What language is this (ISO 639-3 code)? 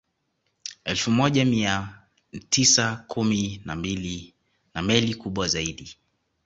swa